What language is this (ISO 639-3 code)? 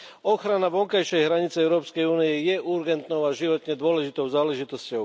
slk